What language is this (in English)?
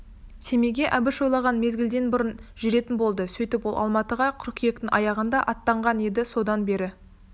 Kazakh